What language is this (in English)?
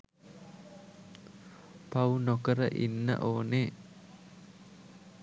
Sinhala